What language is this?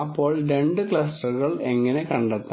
Malayalam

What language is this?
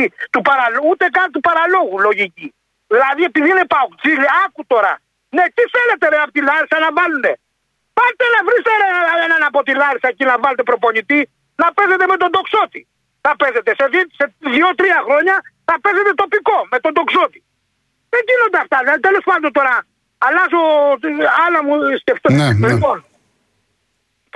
Greek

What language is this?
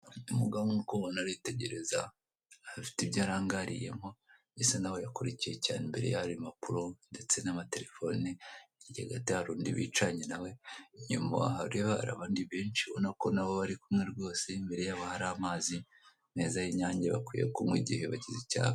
Kinyarwanda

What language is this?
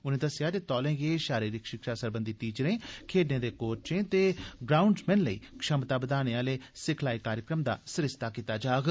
Dogri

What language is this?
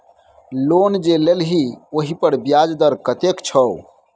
Maithili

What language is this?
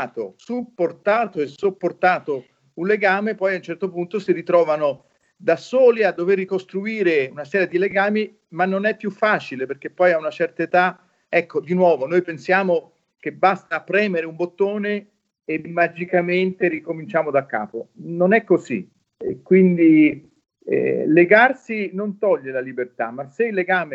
Italian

